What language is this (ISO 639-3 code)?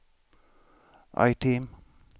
swe